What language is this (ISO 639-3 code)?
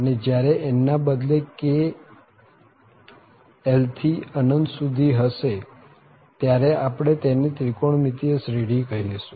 guj